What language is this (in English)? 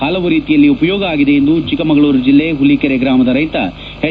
Kannada